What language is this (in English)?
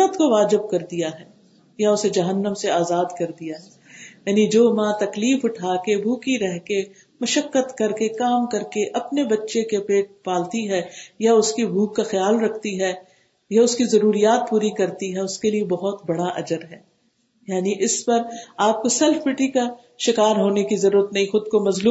Urdu